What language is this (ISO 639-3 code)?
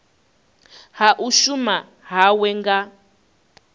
ven